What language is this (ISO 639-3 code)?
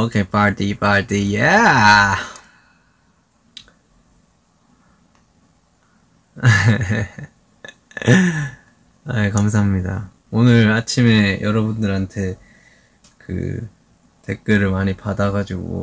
kor